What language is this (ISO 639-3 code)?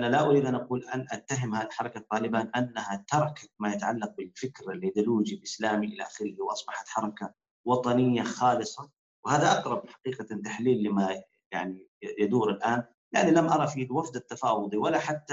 ara